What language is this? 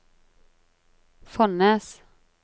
Norwegian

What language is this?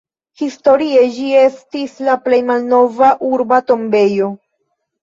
Esperanto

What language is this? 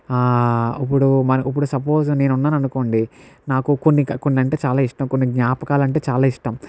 Telugu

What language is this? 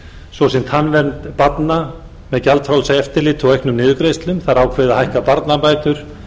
Icelandic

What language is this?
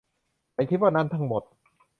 Thai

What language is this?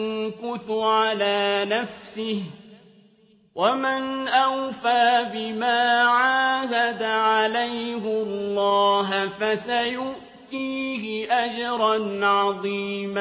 Arabic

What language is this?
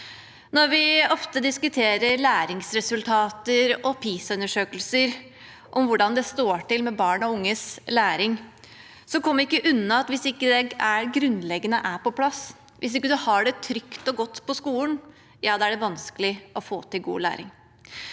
Norwegian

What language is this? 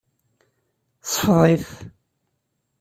Kabyle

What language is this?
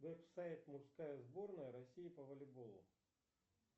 Russian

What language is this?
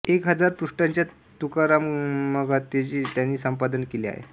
Marathi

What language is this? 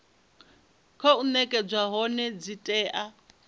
Venda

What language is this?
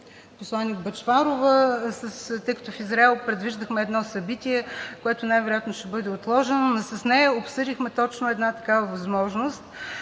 Bulgarian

